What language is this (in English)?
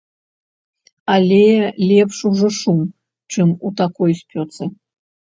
Belarusian